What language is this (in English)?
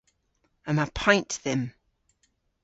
Cornish